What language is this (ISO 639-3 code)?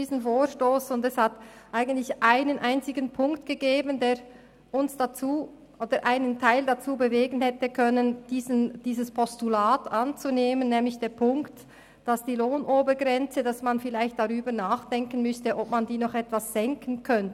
gsw